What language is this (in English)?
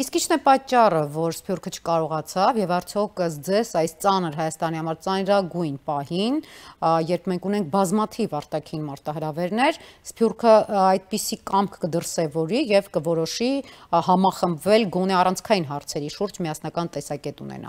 Romanian